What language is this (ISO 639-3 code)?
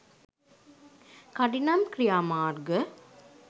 sin